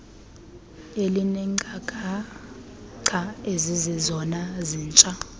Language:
Xhosa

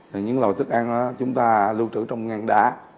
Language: Vietnamese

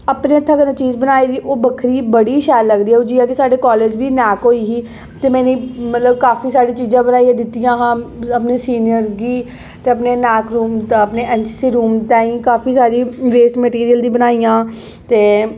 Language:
Dogri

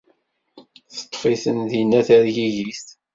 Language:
Kabyle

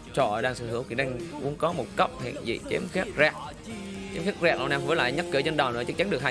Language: Vietnamese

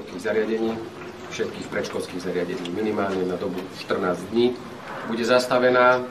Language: Slovak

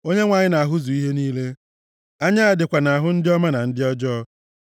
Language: Igbo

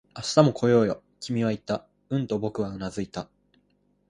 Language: Japanese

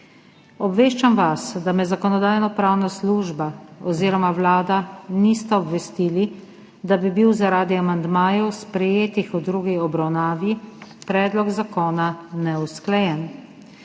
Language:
Slovenian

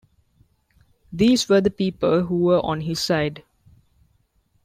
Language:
English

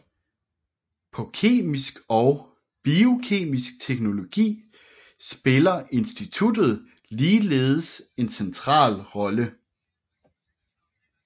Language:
Danish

